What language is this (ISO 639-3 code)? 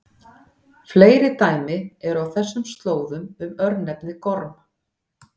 isl